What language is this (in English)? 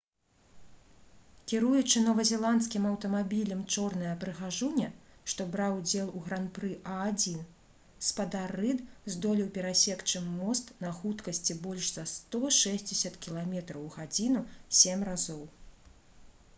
Belarusian